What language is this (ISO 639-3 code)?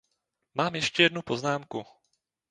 ces